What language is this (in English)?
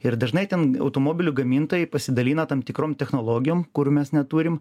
Lithuanian